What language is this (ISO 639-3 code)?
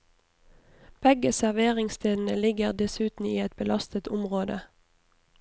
nor